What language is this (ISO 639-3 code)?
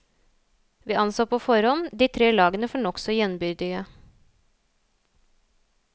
nor